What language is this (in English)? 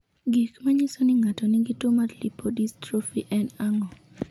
Luo (Kenya and Tanzania)